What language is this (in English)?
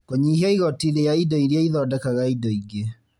Kikuyu